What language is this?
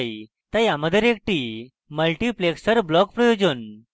Bangla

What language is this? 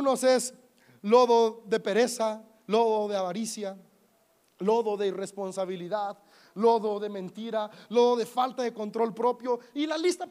Spanish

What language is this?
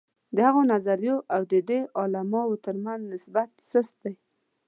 Pashto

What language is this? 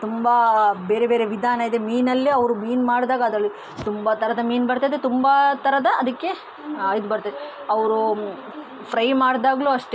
Kannada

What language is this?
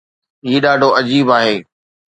Sindhi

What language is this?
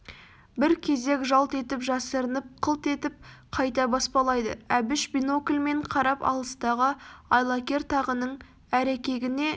Kazakh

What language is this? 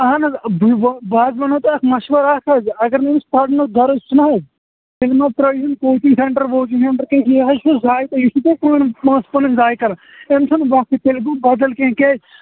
Kashmiri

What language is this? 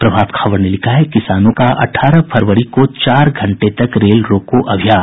Hindi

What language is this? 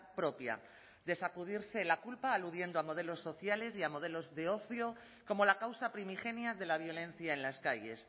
Spanish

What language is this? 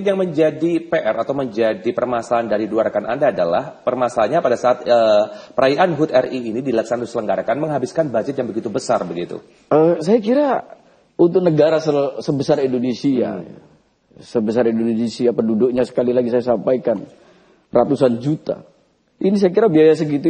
Indonesian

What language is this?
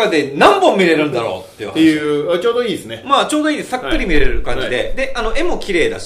Japanese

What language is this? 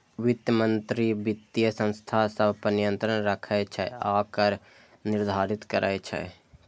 Maithili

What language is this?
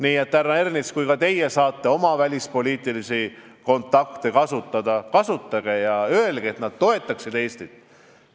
Estonian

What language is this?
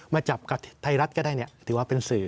Thai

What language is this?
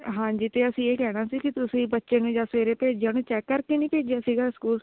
Punjabi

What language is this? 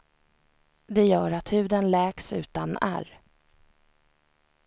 Swedish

